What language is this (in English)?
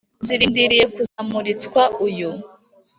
Kinyarwanda